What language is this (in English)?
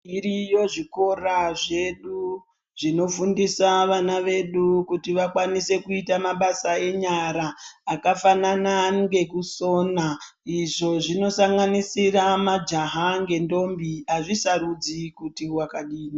Ndau